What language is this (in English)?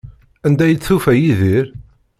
Kabyle